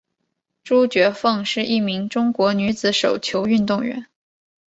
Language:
Chinese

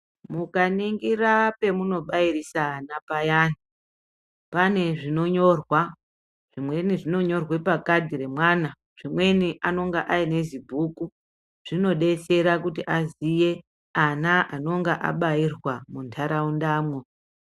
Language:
Ndau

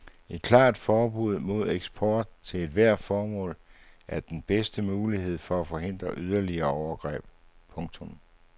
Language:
Danish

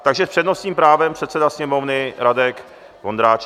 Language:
Czech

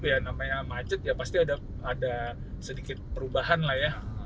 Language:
Indonesian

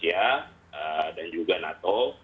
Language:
Indonesian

